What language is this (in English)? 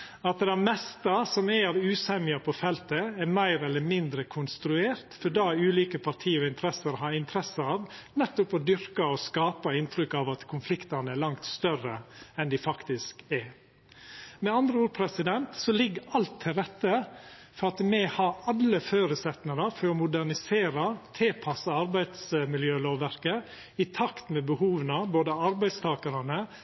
Norwegian Nynorsk